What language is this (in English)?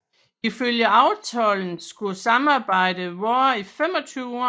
Danish